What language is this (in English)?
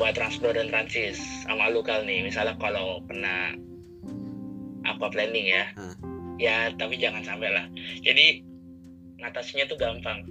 Indonesian